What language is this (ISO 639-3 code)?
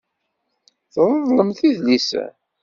kab